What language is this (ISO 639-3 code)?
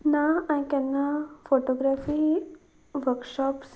kok